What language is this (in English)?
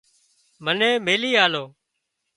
Wadiyara Koli